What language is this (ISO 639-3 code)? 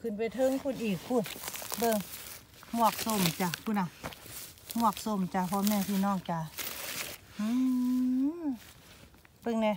tha